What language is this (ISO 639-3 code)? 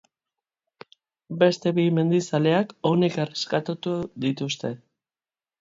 eus